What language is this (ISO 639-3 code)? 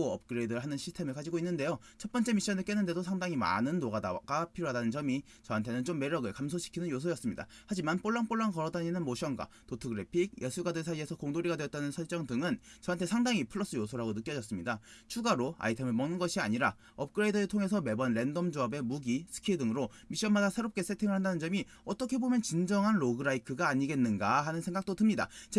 kor